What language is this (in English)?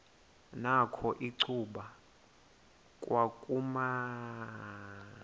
Xhosa